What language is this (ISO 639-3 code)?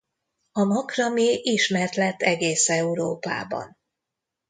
hun